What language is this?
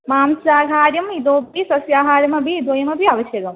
Sanskrit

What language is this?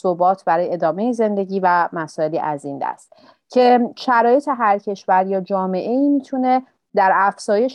Persian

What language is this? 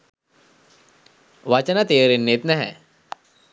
Sinhala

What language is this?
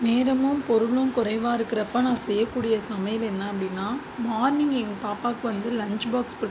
Tamil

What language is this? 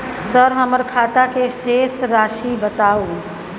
Maithili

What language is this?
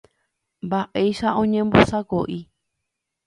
Guarani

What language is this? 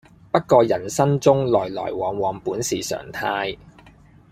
Cantonese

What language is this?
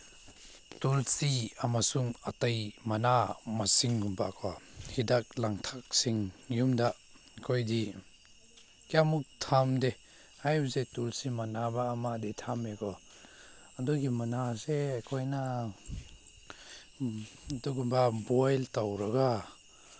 Manipuri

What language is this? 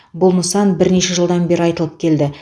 Kazakh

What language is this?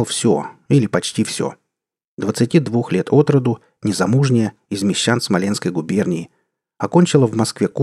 Russian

